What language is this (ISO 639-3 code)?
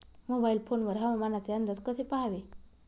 mar